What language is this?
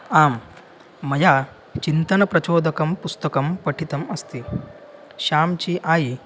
Sanskrit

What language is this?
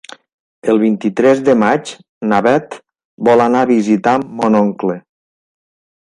Catalan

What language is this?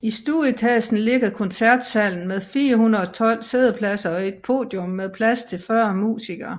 Danish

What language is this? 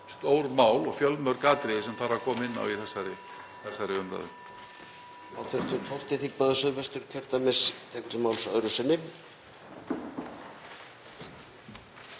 Icelandic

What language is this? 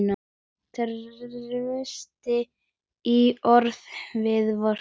Icelandic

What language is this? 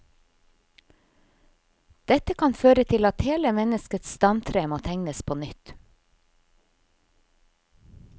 Norwegian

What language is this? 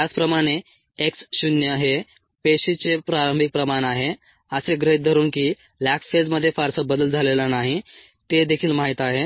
Marathi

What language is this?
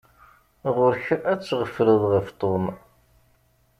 Kabyle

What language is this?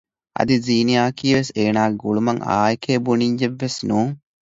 Divehi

